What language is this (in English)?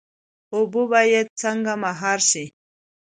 Pashto